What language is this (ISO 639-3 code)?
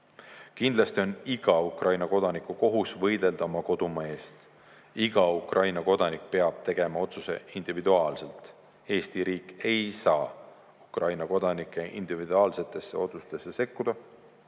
est